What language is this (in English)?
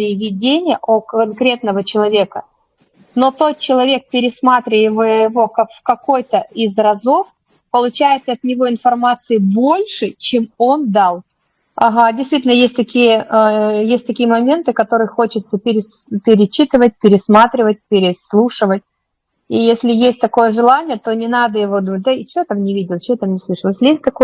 Russian